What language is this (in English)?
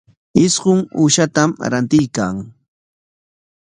Corongo Ancash Quechua